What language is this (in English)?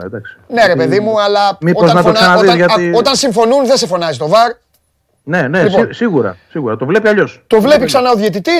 Greek